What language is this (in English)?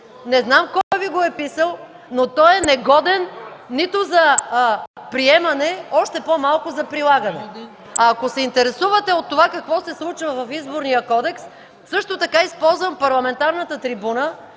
Bulgarian